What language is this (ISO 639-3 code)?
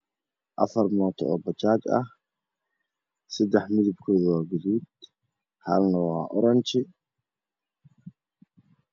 som